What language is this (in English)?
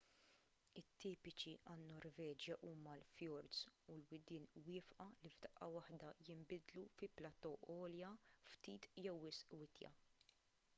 Maltese